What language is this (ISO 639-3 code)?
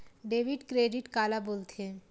hne